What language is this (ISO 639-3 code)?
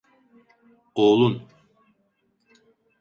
tur